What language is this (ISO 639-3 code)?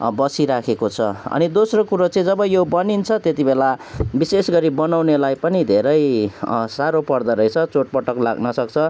nep